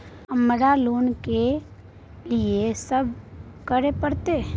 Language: Maithili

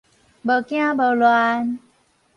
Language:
Min Nan Chinese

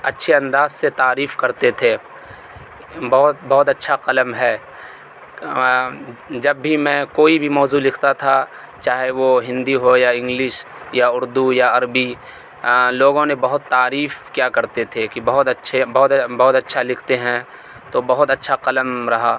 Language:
Urdu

